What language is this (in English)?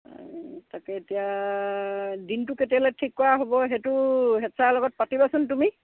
Assamese